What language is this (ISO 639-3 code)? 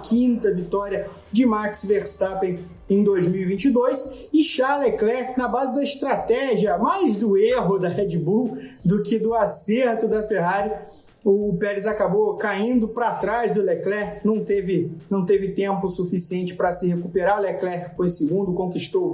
por